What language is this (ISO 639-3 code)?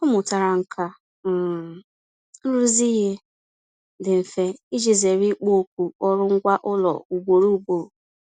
ibo